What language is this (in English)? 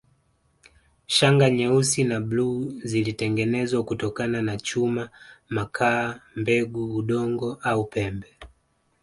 Swahili